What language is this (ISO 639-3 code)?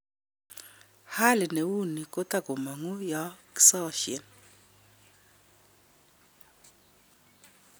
kln